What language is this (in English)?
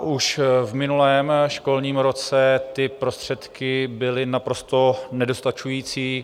Czech